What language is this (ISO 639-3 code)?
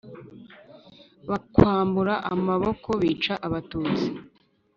kin